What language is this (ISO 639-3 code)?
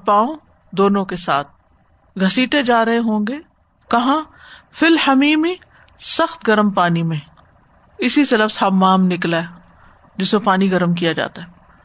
urd